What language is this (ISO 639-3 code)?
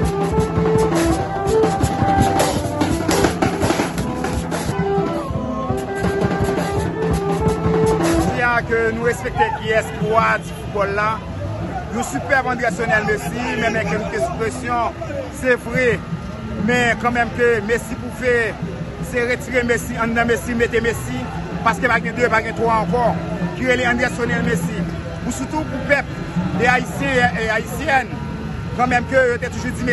fra